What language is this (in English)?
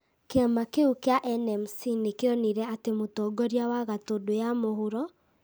Kikuyu